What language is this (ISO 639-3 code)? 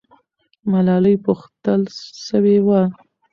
pus